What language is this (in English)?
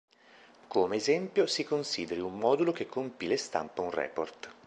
Italian